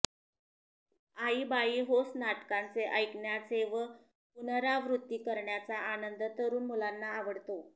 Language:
Marathi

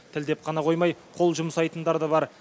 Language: Kazakh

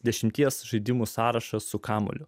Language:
Lithuanian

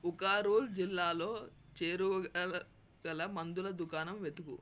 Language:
Telugu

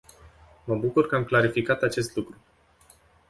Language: Romanian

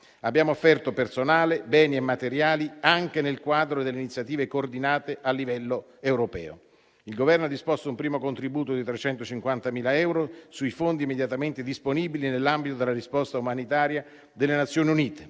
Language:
Italian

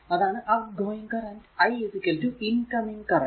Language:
Malayalam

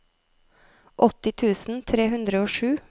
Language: Norwegian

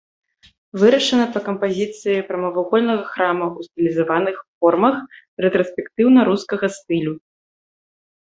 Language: Belarusian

